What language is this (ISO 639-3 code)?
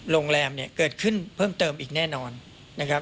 tha